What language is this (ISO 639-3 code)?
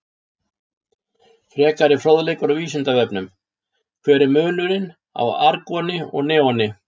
isl